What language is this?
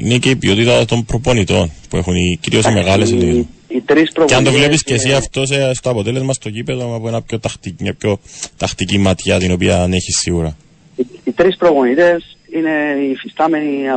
Greek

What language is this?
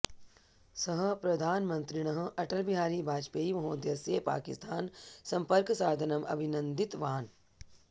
Sanskrit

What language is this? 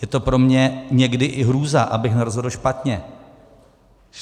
Czech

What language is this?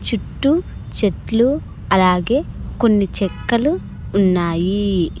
Telugu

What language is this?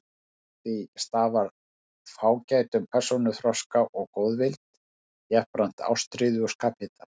Icelandic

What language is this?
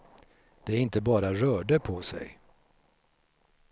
Swedish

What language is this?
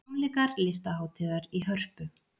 Icelandic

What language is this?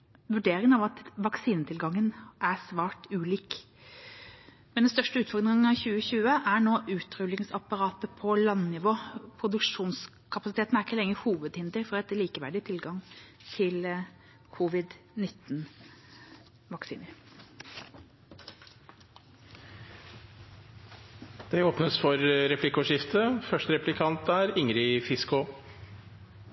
Norwegian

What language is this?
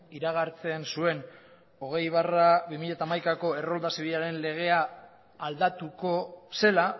Basque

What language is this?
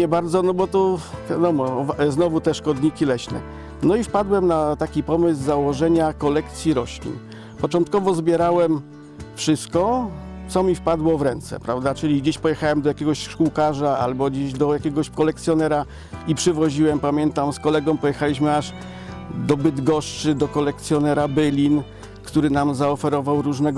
Polish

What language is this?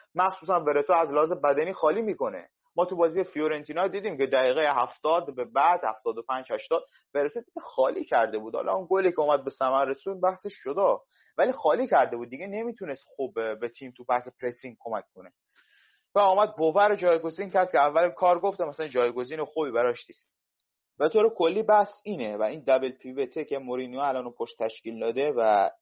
Persian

